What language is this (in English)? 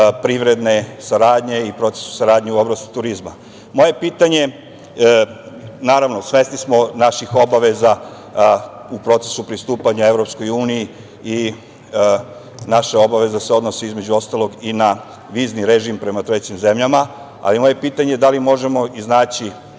Serbian